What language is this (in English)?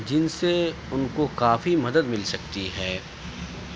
Urdu